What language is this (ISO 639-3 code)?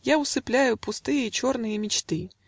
rus